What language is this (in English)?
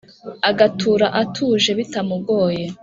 Kinyarwanda